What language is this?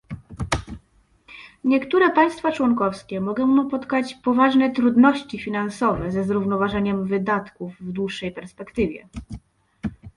Polish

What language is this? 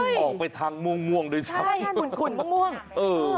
Thai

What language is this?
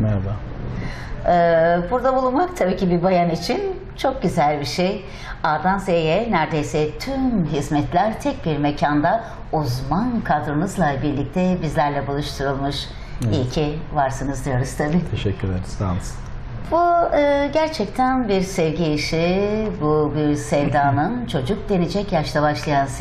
Turkish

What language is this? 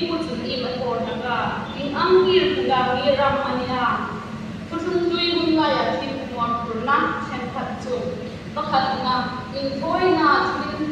Filipino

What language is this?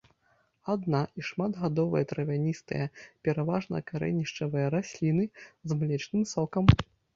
Belarusian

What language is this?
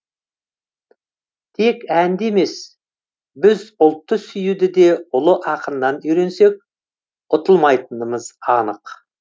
Kazakh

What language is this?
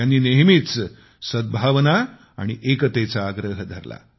Marathi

